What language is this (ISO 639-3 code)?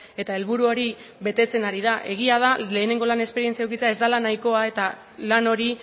eus